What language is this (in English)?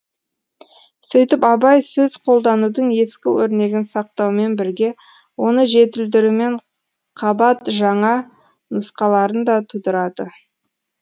Kazakh